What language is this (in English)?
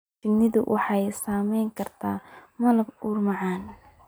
Somali